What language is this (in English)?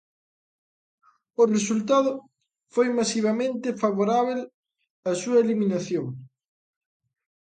Galician